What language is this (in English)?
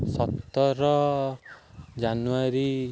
Odia